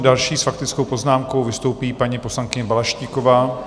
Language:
Czech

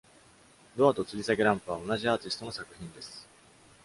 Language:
Japanese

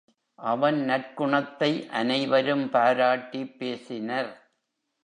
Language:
Tamil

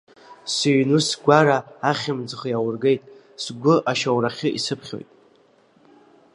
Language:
Abkhazian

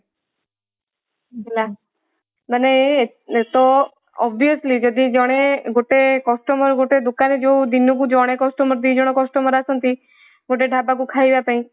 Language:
Odia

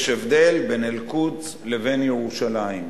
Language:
Hebrew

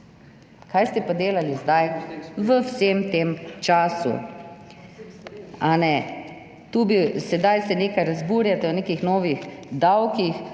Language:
Slovenian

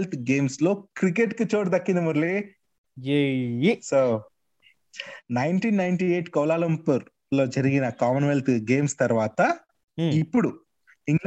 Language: Telugu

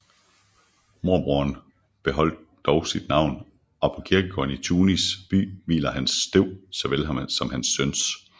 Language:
Danish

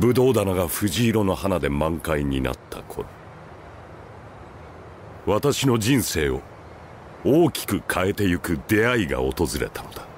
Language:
Japanese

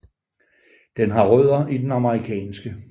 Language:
Danish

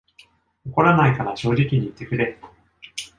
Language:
Japanese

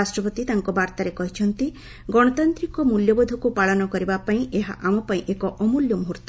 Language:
Odia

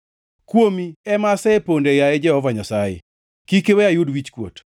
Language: Luo (Kenya and Tanzania)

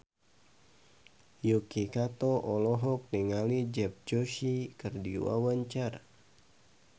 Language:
Sundanese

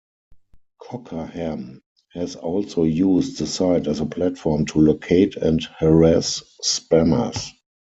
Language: English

